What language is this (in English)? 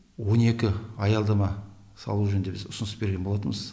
Kazakh